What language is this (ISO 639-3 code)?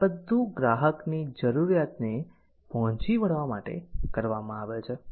guj